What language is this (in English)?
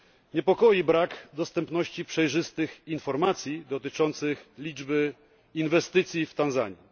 Polish